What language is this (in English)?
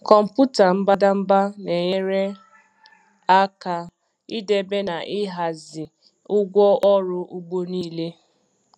Igbo